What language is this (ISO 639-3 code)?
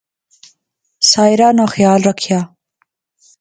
phr